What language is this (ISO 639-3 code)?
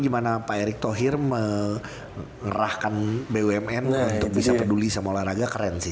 ind